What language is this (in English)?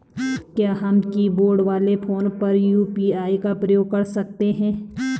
Hindi